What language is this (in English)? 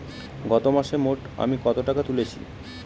Bangla